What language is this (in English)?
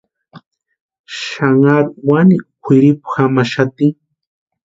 Western Highland Purepecha